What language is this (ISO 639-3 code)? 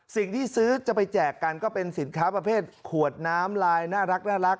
tha